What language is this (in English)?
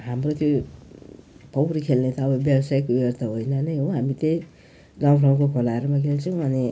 Nepali